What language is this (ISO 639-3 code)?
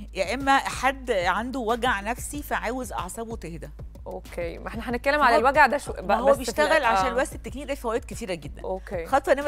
ara